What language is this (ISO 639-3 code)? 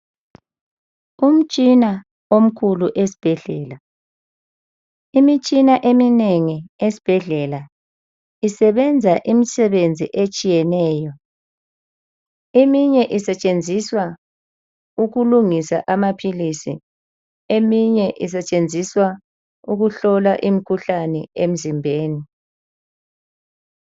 nde